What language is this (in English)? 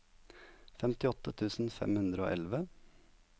Norwegian